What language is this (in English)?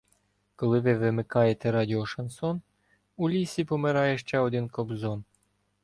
Ukrainian